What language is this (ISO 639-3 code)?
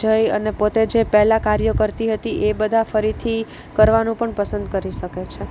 guj